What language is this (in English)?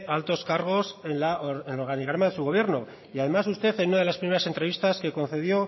Spanish